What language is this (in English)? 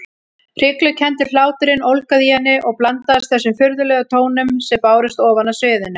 Icelandic